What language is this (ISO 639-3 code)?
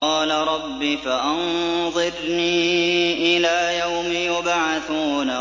ara